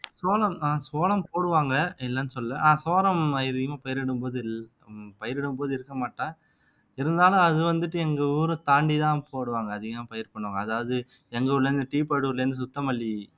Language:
Tamil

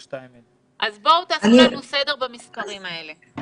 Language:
Hebrew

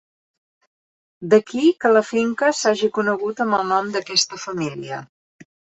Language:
Catalan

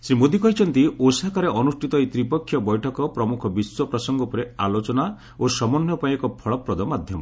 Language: Odia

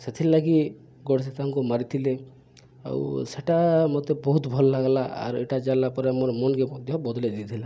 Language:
Odia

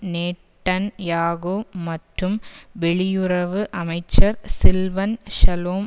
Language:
Tamil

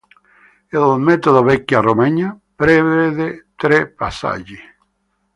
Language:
Italian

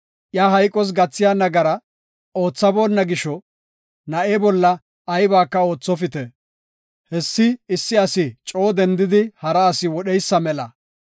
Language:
Gofa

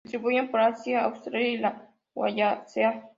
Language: Spanish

